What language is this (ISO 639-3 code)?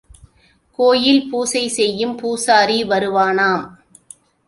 tam